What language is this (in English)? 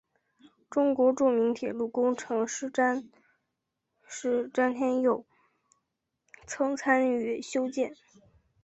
Chinese